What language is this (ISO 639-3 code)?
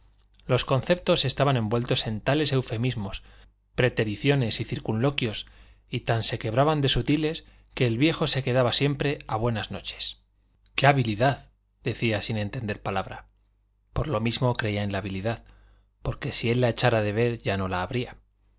spa